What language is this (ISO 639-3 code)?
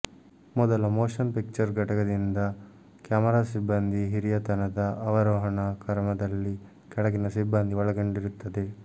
kan